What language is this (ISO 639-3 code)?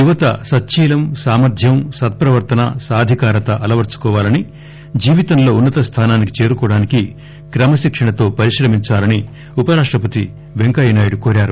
tel